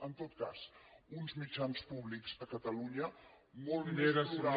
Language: Catalan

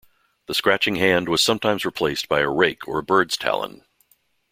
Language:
English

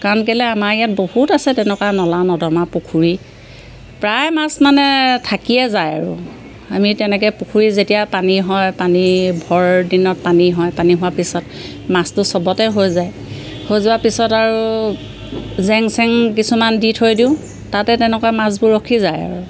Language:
Assamese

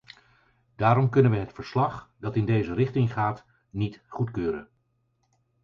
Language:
Dutch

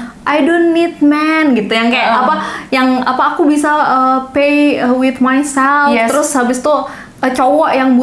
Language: Indonesian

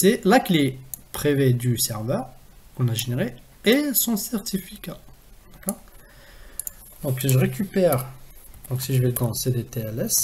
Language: French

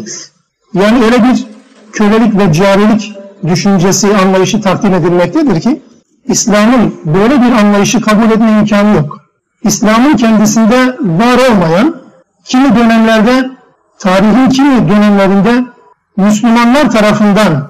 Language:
Turkish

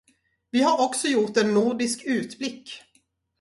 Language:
Swedish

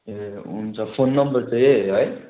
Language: Nepali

